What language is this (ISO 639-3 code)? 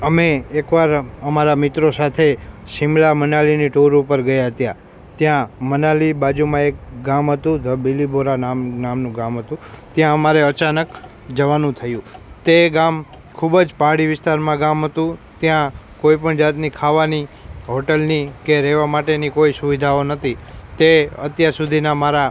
guj